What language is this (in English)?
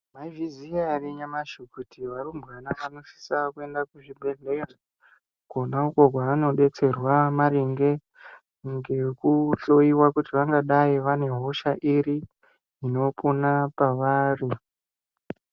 Ndau